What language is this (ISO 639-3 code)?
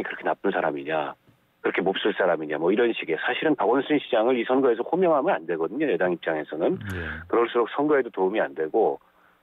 kor